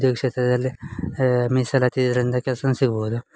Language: Kannada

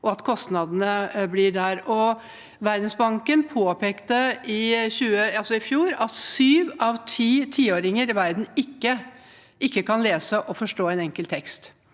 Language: Norwegian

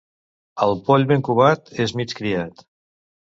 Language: Catalan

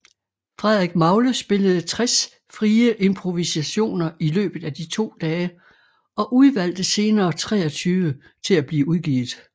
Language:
Danish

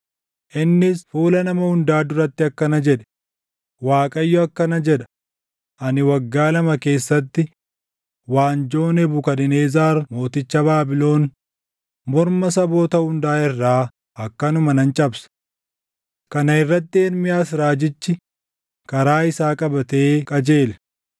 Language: Oromo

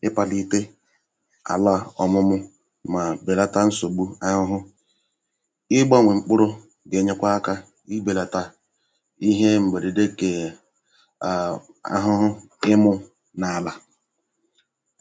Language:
Igbo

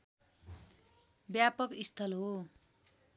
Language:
Nepali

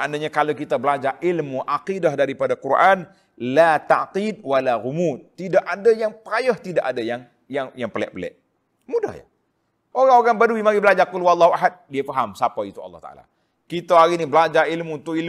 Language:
Malay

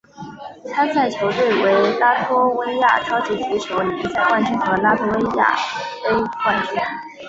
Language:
Chinese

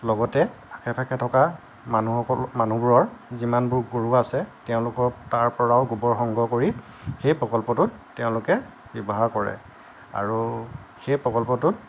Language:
Assamese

